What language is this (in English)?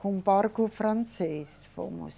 Portuguese